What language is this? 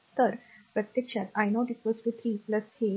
Marathi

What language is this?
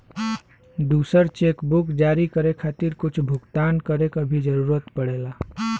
Bhojpuri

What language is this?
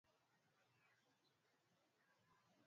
Swahili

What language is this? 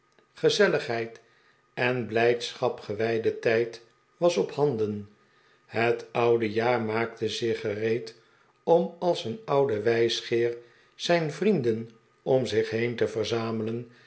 Dutch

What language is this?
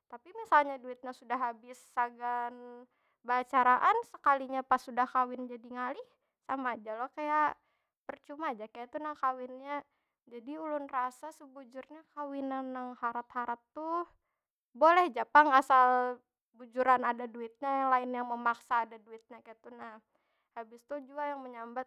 Banjar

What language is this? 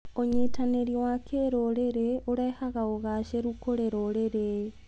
Kikuyu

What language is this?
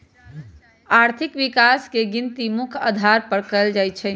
Magahi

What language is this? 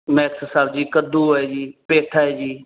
Punjabi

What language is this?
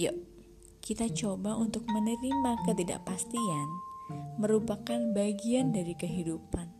Indonesian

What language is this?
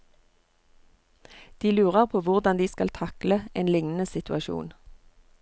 Norwegian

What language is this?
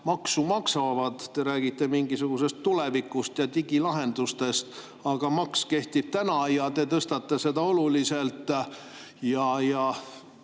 Estonian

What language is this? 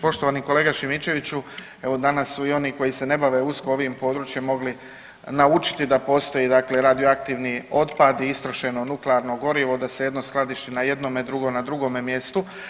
Croatian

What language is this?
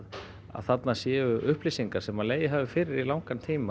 Icelandic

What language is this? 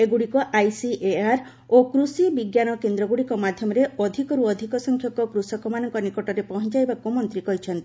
Odia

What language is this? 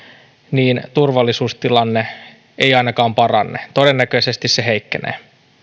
Finnish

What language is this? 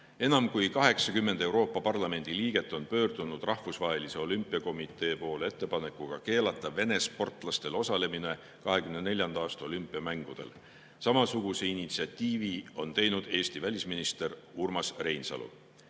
Estonian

